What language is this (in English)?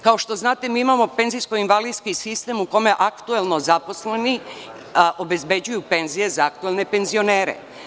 Serbian